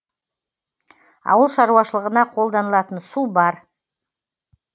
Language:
Kazakh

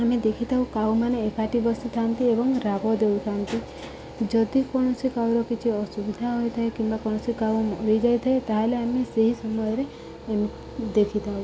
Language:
Odia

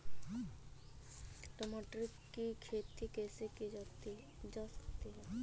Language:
Hindi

